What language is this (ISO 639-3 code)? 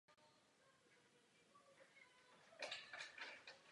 ces